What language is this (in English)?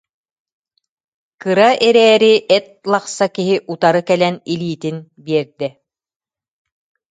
Yakut